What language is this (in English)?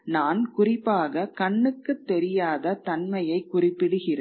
Tamil